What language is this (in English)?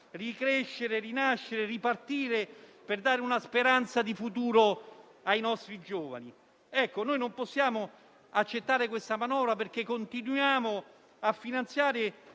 Italian